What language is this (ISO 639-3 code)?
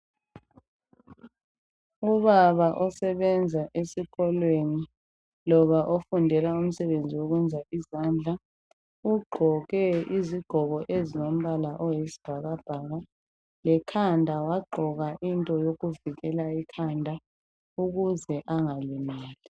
nde